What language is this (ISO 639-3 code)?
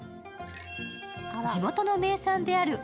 jpn